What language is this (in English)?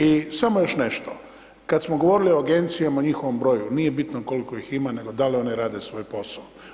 Croatian